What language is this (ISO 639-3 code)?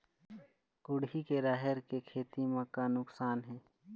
hne